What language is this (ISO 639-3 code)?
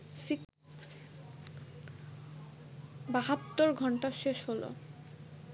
ben